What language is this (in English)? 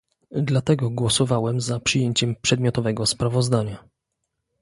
Polish